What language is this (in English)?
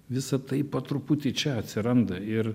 Lithuanian